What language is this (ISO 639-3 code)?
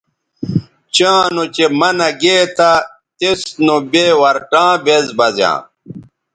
btv